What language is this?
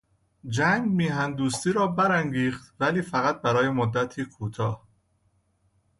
Persian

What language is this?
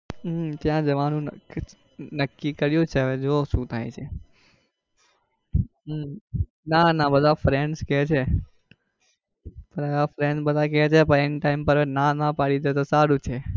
Gujarati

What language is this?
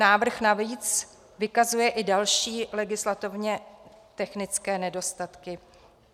Czech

